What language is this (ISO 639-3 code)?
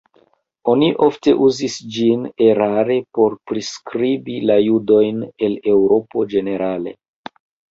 epo